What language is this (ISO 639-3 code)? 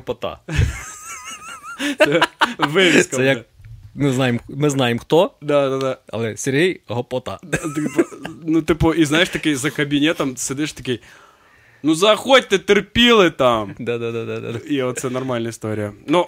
ukr